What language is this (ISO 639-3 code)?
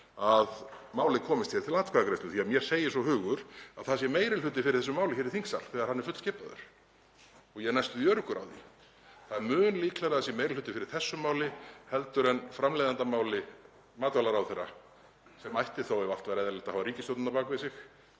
isl